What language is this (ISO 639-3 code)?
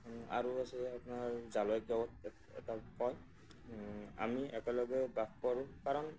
asm